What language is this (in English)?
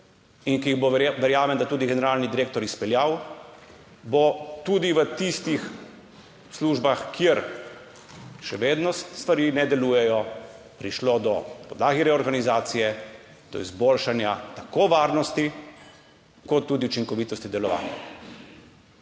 Slovenian